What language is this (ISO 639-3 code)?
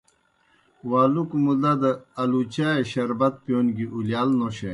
plk